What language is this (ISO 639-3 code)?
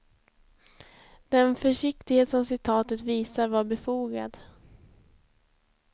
swe